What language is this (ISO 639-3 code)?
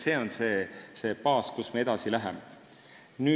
est